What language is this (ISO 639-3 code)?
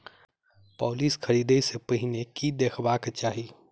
mai